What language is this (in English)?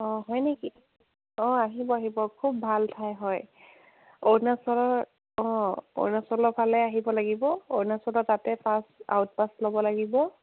Assamese